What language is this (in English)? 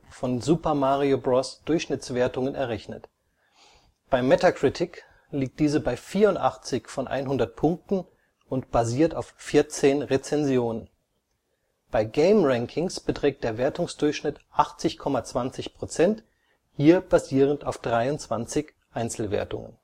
German